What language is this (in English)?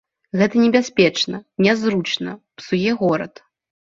Belarusian